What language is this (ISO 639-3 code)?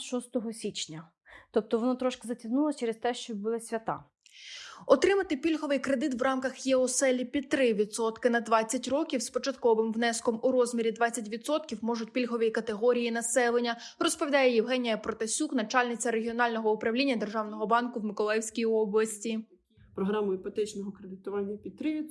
ukr